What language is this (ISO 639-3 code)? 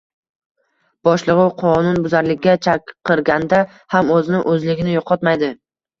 uzb